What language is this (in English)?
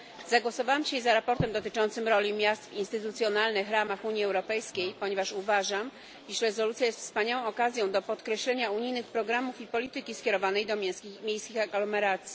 Polish